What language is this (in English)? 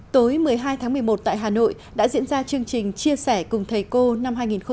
Vietnamese